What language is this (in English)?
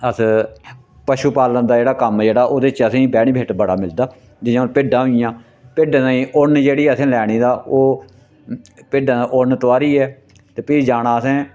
Dogri